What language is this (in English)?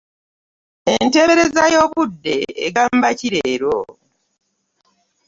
Ganda